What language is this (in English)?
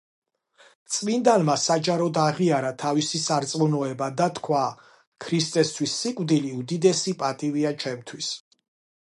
Georgian